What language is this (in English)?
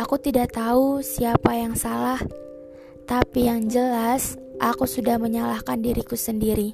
Indonesian